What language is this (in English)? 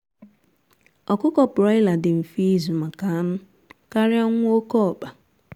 Igbo